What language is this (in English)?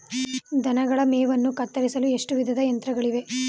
Kannada